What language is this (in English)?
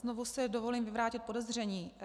Czech